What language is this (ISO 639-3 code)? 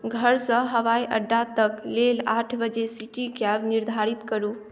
mai